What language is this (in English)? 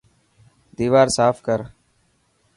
Dhatki